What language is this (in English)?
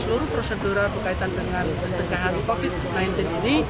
Indonesian